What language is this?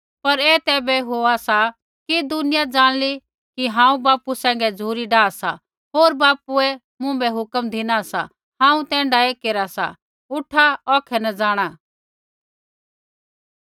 Kullu Pahari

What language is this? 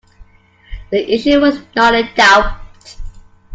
English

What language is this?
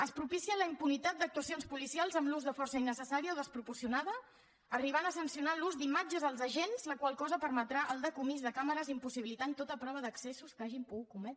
Catalan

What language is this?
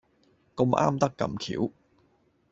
Cantonese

